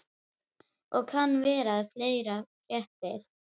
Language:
Icelandic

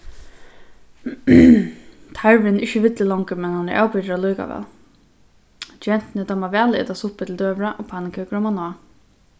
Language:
Faroese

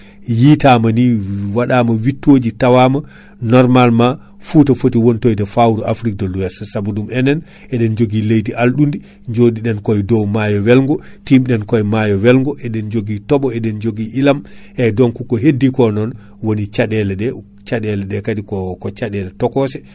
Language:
Fula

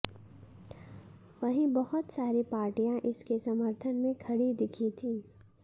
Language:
Hindi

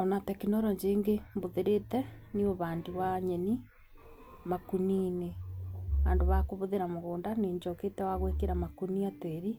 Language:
Kikuyu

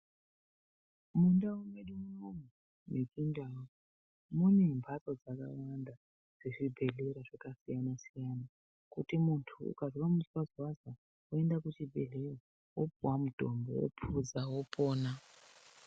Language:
Ndau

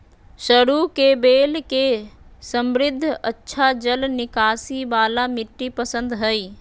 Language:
Magahi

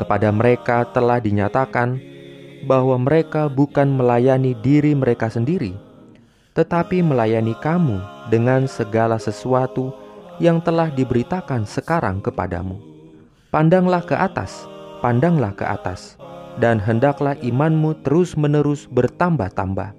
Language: Indonesian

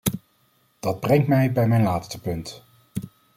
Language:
Dutch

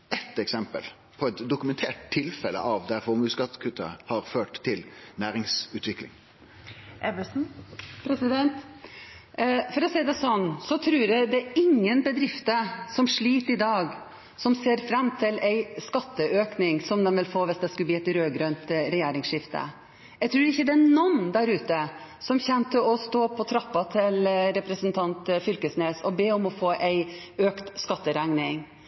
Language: Norwegian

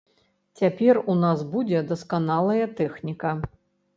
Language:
Belarusian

